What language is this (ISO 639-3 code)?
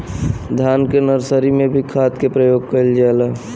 bho